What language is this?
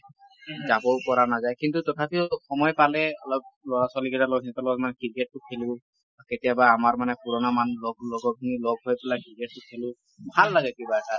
Assamese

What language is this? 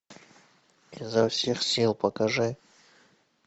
Russian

